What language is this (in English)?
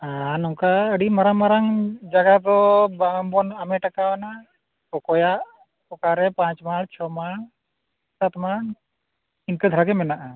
Santali